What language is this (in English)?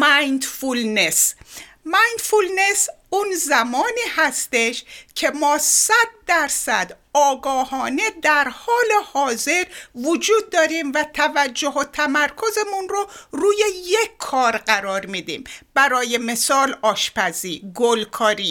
Persian